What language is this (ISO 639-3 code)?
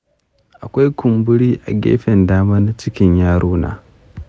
hau